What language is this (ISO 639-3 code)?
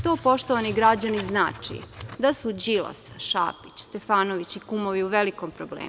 srp